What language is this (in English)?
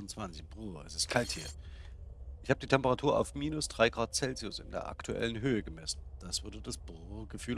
German